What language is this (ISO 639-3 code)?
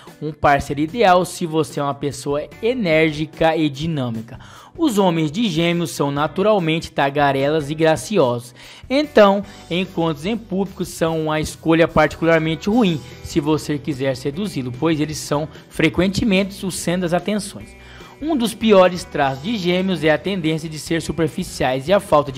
por